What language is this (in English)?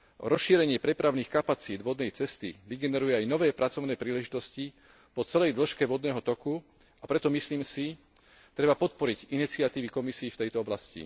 Slovak